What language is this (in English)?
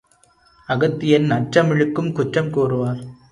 Tamil